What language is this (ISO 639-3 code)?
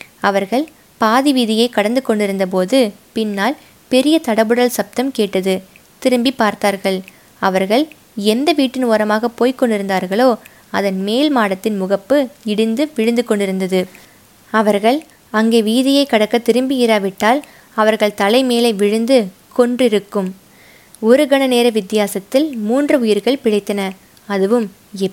tam